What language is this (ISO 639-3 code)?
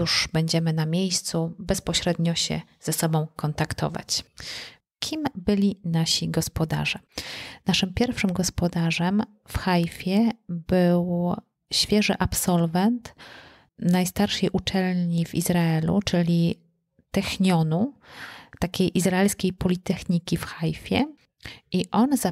pol